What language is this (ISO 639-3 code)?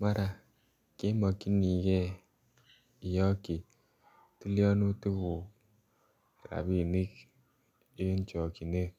kln